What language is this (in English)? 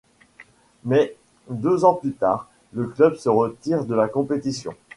French